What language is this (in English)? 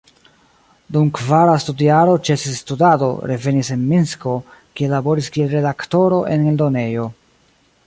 Esperanto